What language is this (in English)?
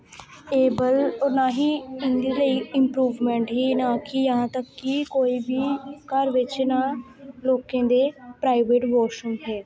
Dogri